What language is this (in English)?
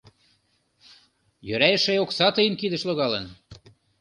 Mari